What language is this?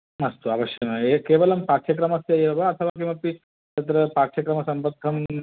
Sanskrit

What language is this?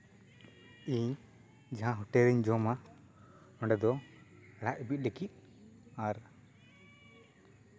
Santali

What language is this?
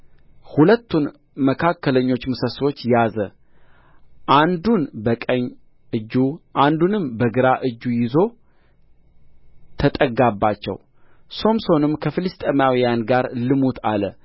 Amharic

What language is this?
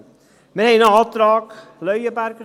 Swiss German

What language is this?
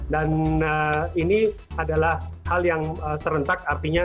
Indonesian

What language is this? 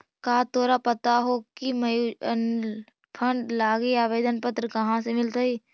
Magahi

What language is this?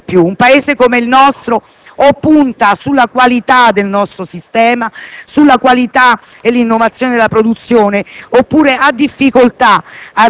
Italian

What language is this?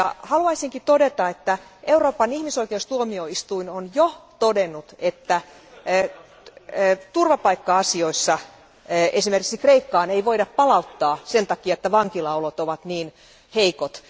Finnish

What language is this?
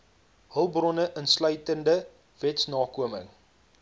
Afrikaans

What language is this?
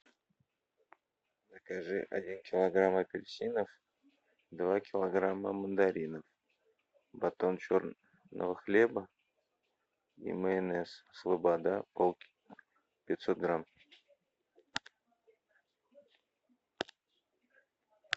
Russian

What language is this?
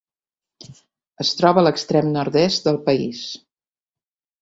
Catalan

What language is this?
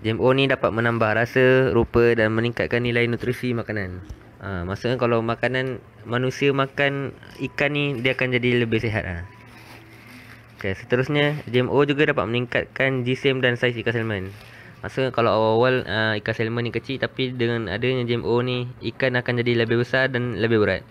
Malay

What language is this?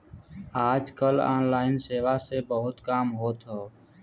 Bhojpuri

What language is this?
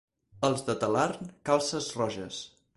Catalan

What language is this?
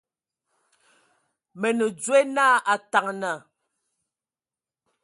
Ewondo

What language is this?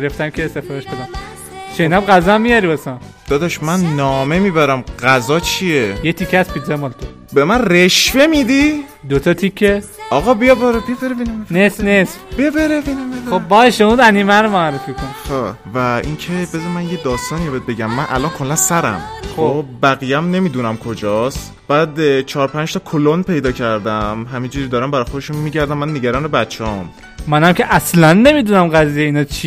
Persian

